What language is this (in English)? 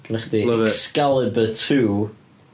Welsh